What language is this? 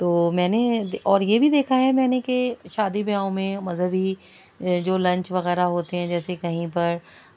Urdu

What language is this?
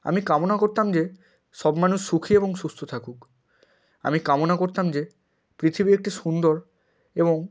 Bangla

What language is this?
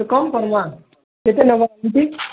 Odia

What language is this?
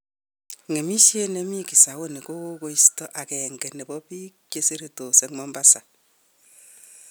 Kalenjin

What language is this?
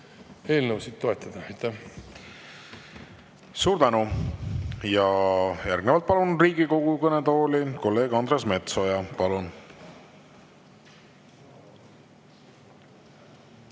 Estonian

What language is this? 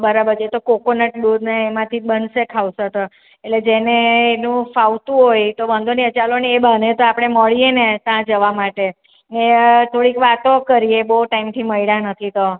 Gujarati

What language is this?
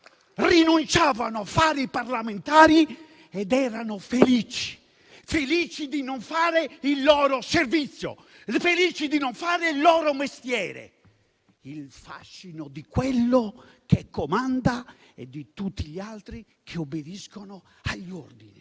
Italian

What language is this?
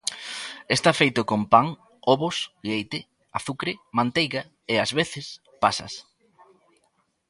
Galician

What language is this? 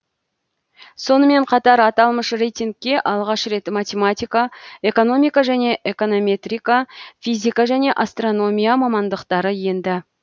Kazakh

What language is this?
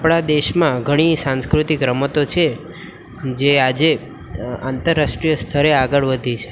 Gujarati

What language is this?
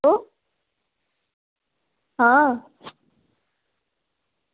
Dogri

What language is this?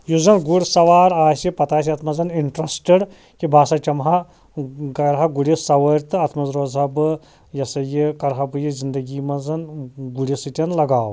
Kashmiri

